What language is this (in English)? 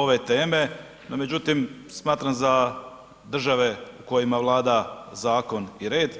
Croatian